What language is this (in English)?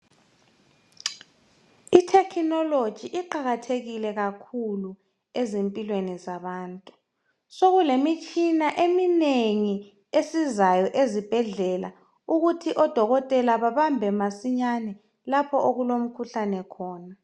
North Ndebele